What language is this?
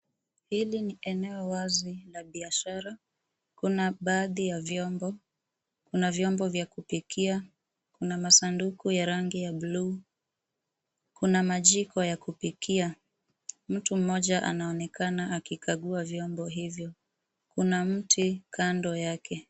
Swahili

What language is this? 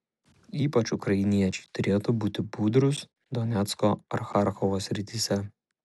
Lithuanian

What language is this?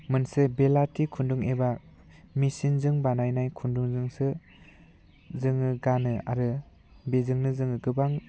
Bodo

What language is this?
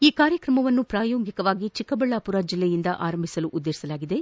Kannada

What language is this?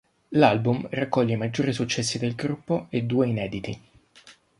Italian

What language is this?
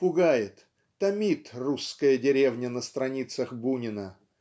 Russian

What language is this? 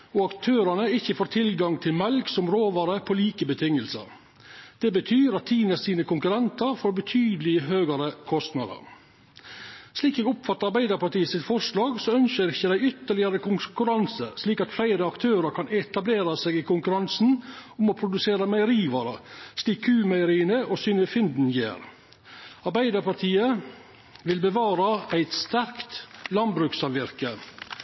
Norwegian Nynorsk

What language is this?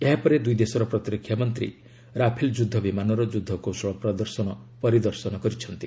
Odia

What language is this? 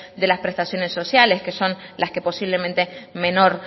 Spanish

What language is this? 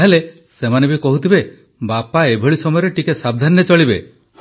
Odia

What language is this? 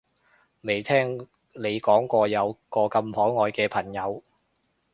Cantonese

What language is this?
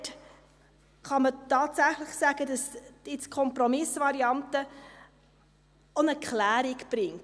Swiss German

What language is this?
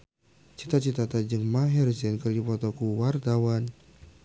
Sundanese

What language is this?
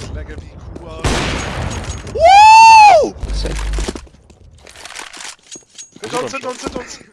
German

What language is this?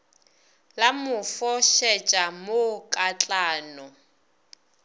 Northern Sotho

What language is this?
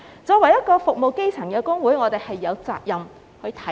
Cantonese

